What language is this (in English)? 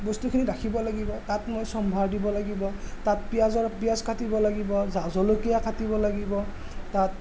Assamese